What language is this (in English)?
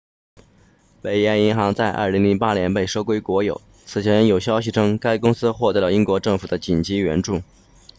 Chinese